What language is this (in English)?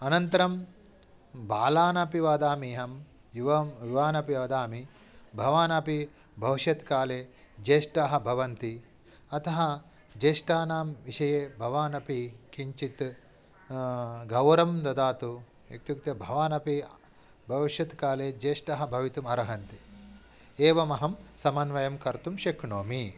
Sanskrit